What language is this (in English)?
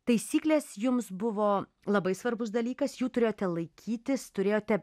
Lithuanian